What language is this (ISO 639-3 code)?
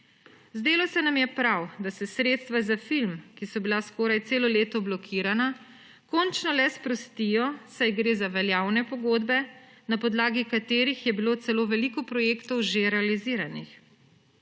slv